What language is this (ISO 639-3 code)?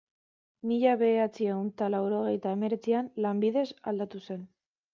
eus